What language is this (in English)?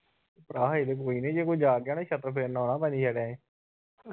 Punjabi